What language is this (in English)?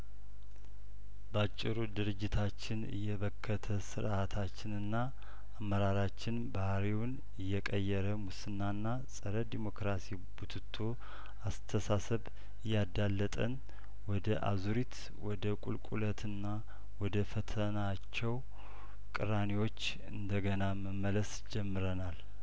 Amharic